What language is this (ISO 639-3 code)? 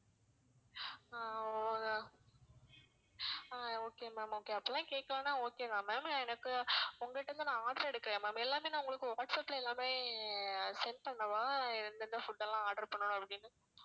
tam